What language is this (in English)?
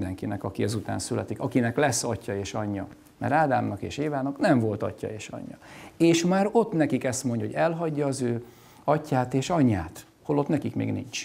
Hungarian